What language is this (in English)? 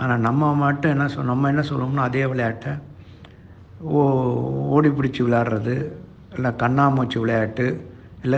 Tamil